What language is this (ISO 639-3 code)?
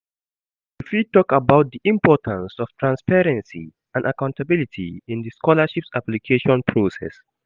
pcm